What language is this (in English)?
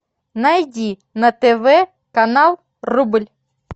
Russian